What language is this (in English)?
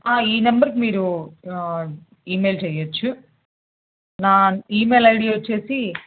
Telugu